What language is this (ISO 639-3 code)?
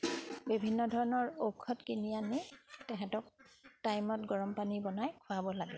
asm